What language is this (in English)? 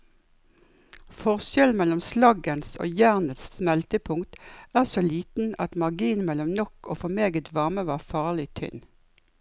Norwegian